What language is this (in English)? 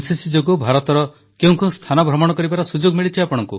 Odia